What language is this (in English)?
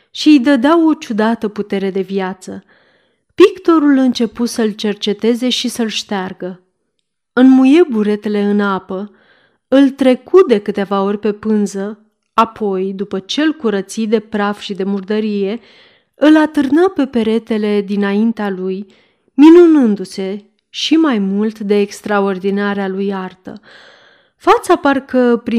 Romanian